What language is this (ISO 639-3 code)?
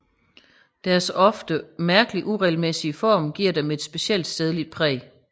dan